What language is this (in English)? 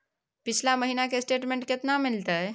Maithili